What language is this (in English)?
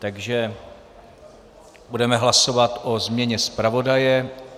Czech